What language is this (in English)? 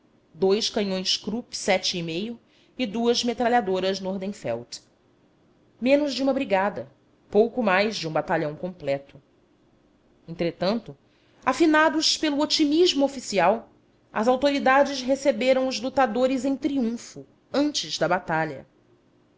Portuguese